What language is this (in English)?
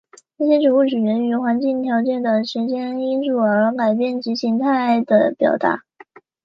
Chinese